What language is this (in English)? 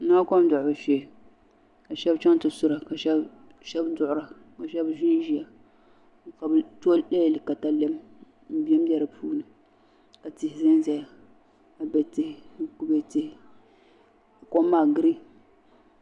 Dagbani